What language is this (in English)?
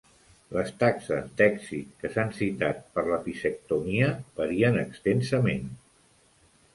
Catalan